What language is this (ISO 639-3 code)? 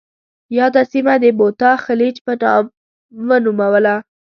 pus